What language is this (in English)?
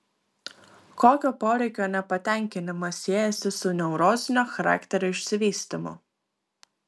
Lithuanian